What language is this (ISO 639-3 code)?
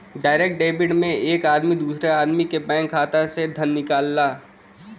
bho